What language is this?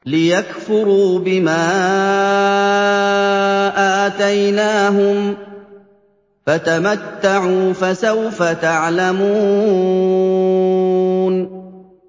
Arabic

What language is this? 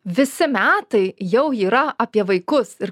Lithuanian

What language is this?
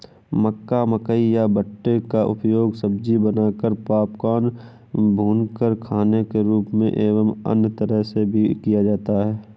Hindi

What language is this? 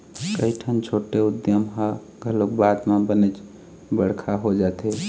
Chhattisgarhi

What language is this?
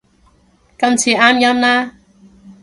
Cantonese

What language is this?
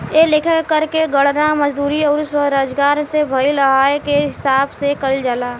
Bhojpuri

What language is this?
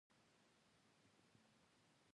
Pashto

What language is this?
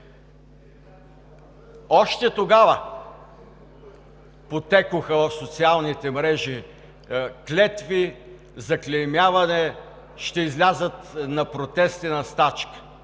Bulgarian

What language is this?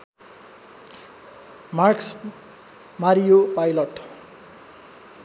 Nepali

